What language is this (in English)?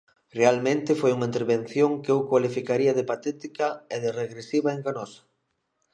Galician